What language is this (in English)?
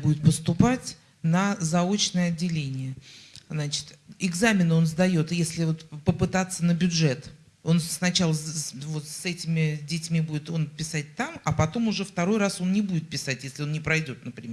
Russian